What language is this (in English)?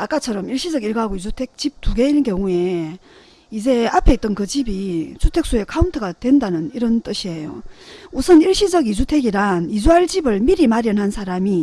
Korean